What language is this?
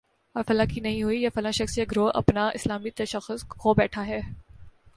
Urdu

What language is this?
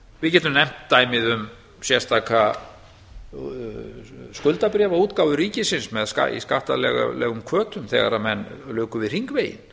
Icelandic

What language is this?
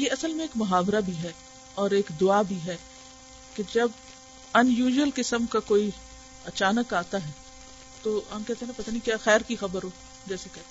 Urdu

